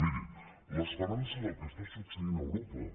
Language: Catalan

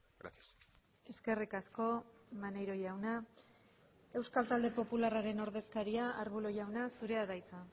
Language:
Basque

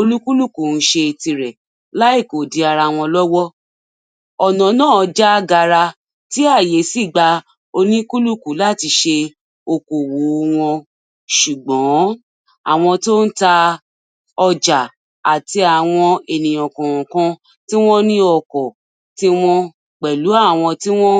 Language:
Yoruba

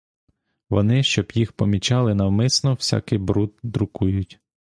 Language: Ukrainian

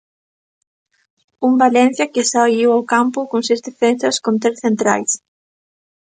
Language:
Galician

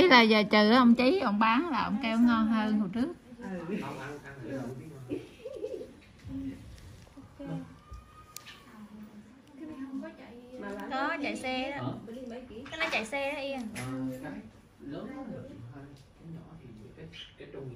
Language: Vietnamese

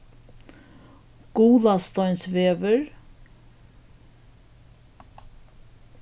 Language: Faroese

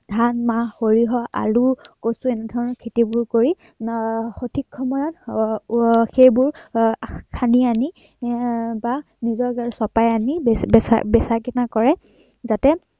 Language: Assamese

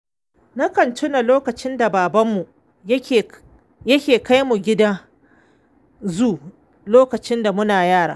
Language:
Hausa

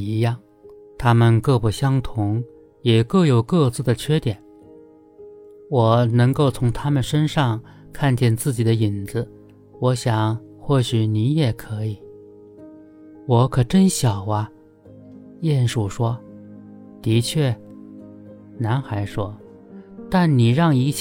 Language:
Chinese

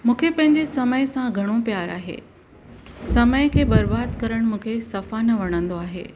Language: Sindhi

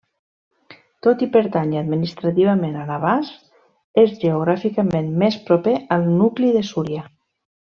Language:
Catalan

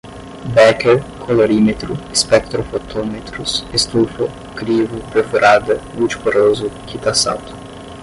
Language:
Portuguese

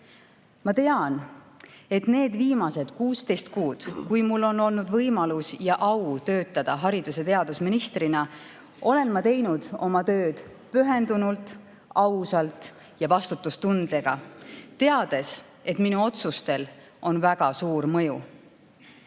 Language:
Estonian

